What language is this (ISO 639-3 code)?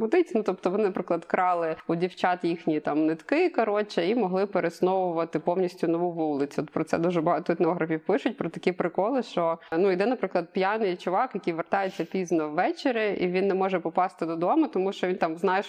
ukr